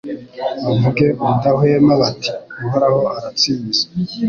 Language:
Kinyarwanda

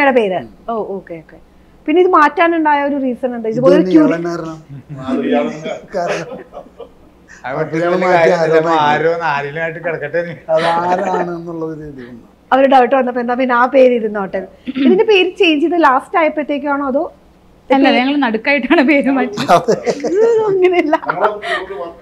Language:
Malayalam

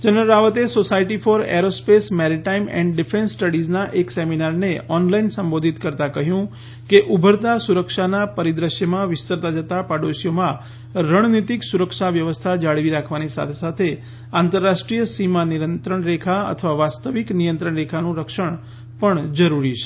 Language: Gujarati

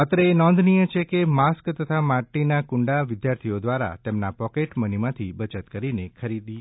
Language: Gujarati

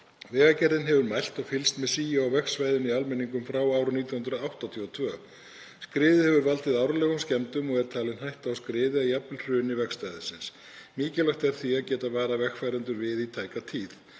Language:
Icelandic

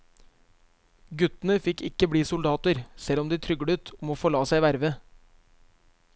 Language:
Norwegian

